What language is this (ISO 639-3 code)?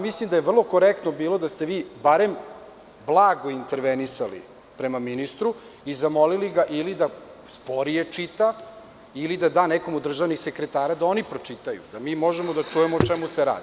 srp